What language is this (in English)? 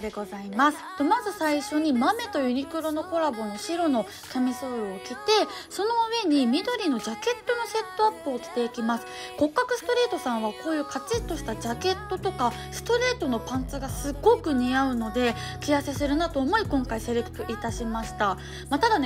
Japanese